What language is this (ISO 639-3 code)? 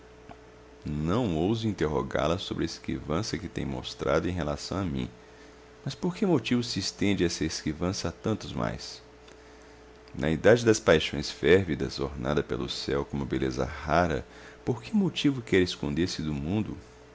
por